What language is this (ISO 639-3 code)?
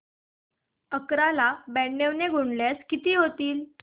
mar